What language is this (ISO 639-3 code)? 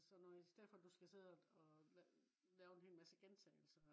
dan